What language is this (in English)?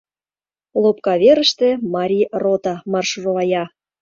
Mari